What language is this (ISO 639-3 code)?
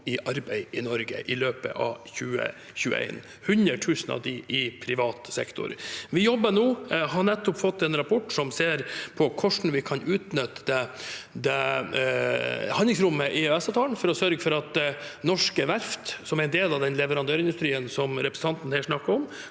nor